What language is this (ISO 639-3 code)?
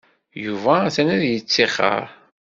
kab